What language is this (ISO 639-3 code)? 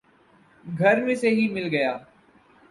urd